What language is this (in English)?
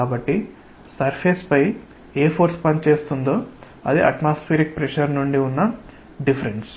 Telugu